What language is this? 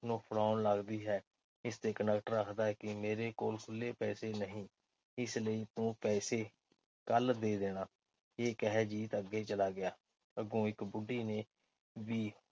Punjabi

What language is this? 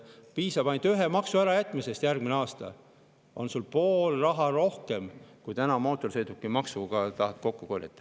Estonian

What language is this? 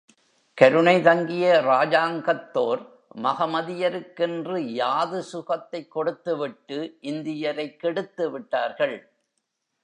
Tamil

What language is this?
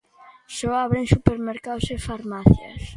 Galician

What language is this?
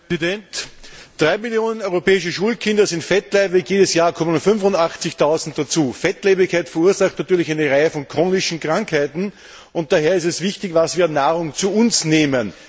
German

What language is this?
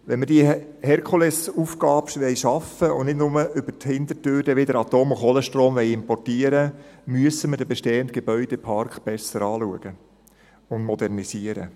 Swiss German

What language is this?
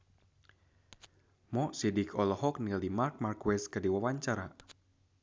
Sundanese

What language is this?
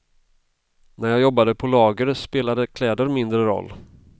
Swedish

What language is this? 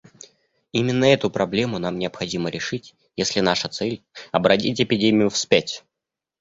Russian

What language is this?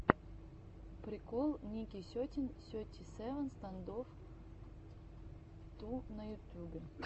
Russian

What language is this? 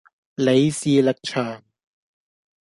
Cantonese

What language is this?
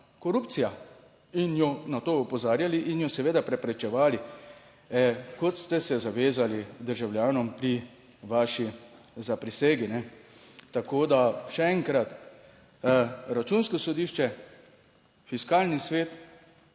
Slovenian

